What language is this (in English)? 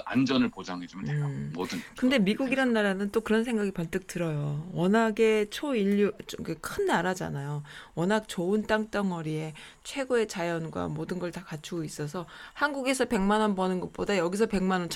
Korean